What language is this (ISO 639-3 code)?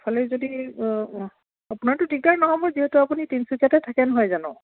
asm